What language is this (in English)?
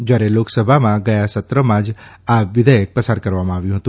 Gujarati